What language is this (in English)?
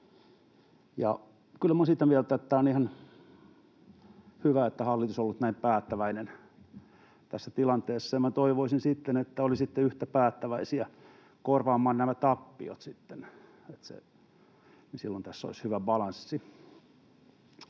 Finnish